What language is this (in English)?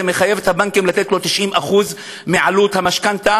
Hebrew